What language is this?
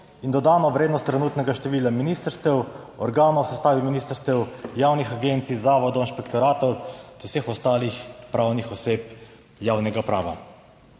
Slovenian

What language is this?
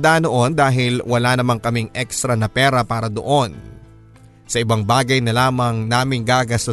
Filipino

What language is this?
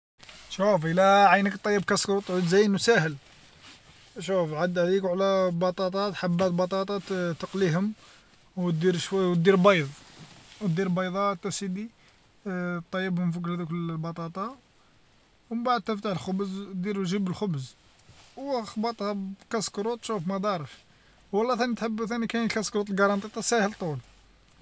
Algerian Arabic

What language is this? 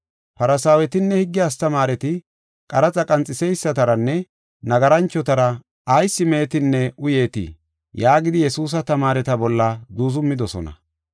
Gofa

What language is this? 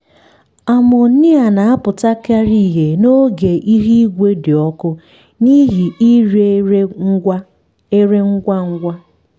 Igbo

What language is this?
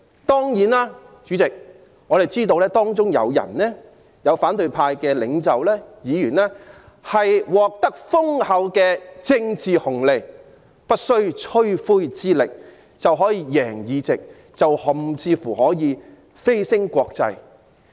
Cantonese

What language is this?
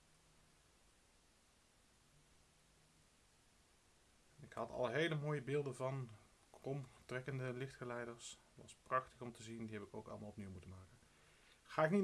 Dutch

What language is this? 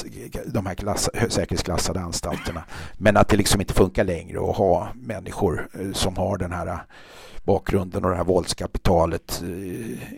Swedish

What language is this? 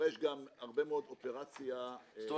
Hebrew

